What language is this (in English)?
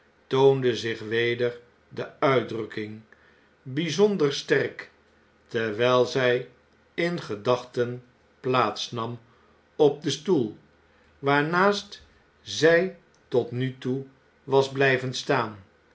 Dutch